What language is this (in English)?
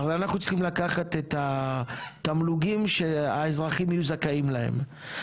Hebrew